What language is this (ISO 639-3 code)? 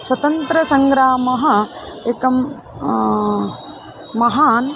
san